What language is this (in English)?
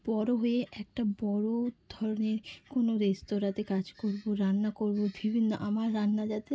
Bangla